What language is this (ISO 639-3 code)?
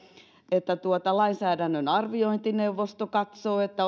fin